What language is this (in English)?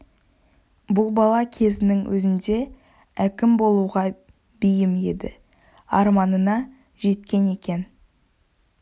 Kazakh